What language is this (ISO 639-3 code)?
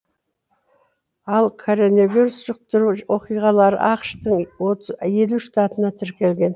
kaz